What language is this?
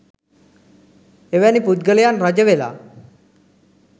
Sinhala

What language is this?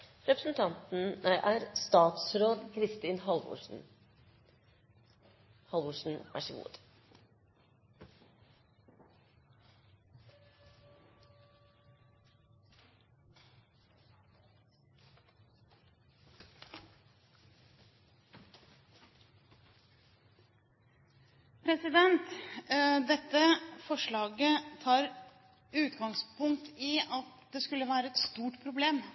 Norwegian Bokmål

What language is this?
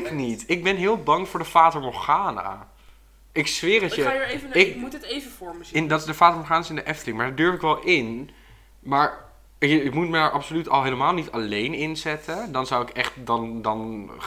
Dutch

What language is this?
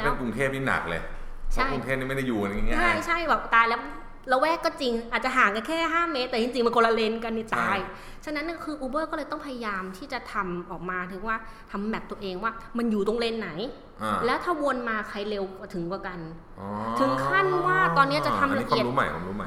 Thai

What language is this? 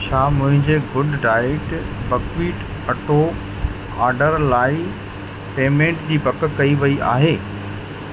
Sindhi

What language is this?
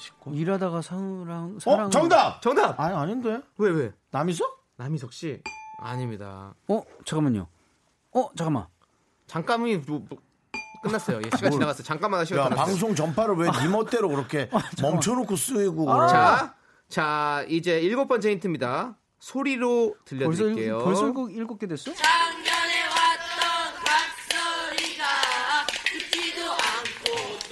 Korean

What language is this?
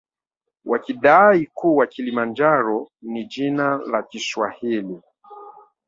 Swahili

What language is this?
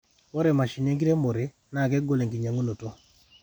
Masai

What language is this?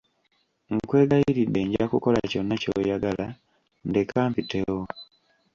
Ganda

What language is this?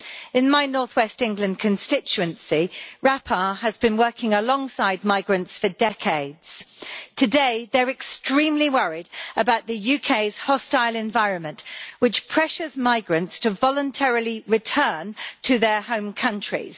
English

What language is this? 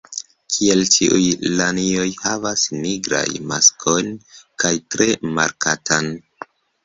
Esperanto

